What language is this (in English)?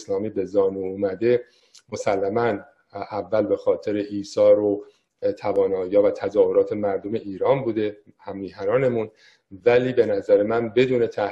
Persian